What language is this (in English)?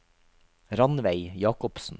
Norwegian